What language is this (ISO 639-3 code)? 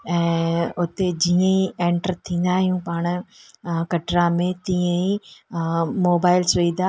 snd